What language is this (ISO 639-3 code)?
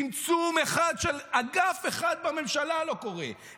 heb